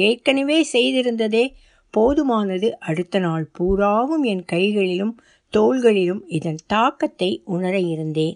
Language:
Tamil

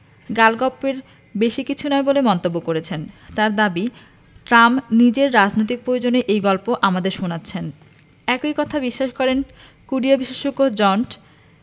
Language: Bangla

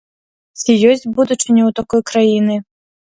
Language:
Belarusian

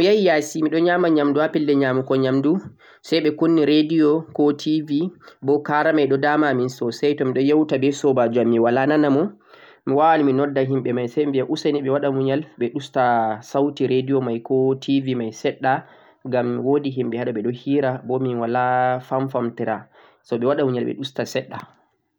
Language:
Central-Eastern Niger Fulfulde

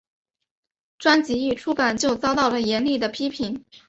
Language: Chinese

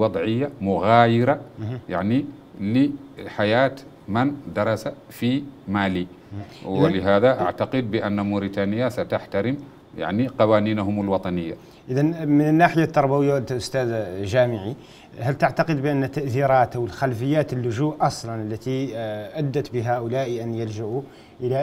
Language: Arabic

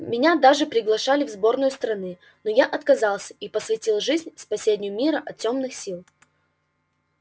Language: Russian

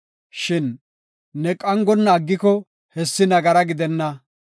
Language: Gofa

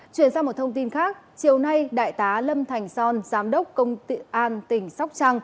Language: Vietnamese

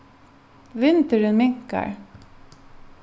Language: Faroese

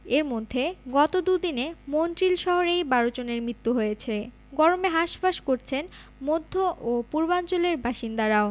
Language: Bangla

